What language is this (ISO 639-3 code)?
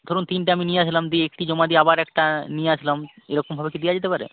ben